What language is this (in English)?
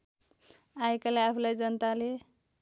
Nepali